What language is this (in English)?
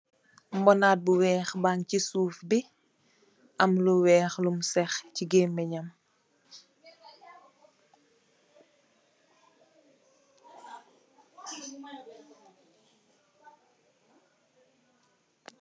Wolof